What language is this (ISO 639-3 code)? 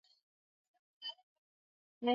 swa